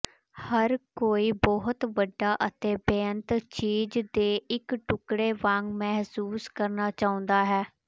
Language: Punjabi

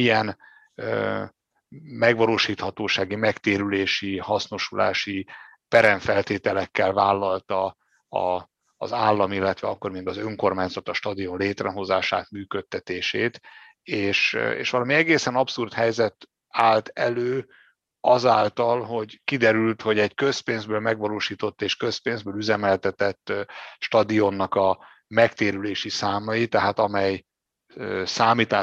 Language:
Hungarian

